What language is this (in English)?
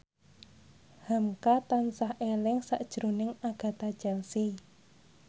Javanese